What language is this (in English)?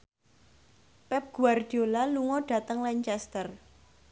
Javanese